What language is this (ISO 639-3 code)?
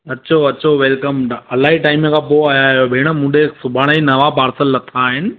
snd